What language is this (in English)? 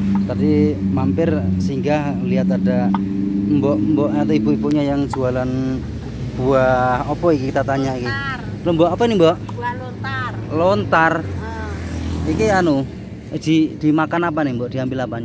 Indonesian